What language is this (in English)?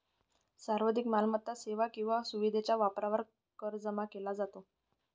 Marathi